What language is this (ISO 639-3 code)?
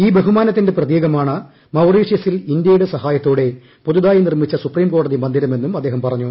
mal